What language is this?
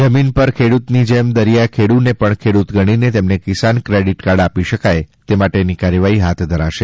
Gujarati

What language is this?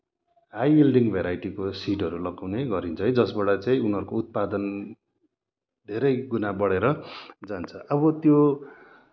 Nepali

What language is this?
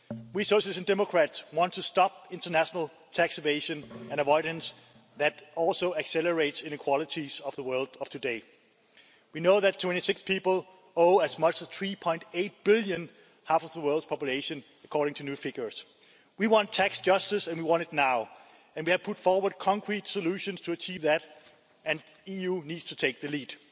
English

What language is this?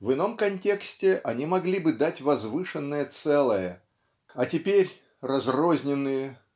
Russian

